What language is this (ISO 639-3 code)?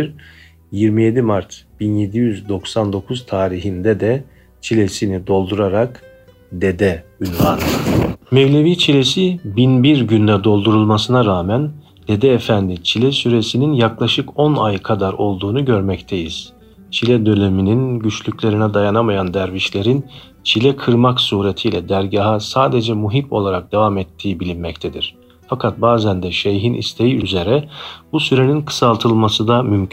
tur